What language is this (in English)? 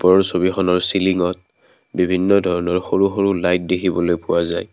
Assamese